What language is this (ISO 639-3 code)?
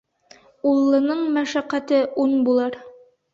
bak